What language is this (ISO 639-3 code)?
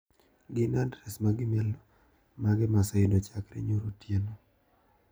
luo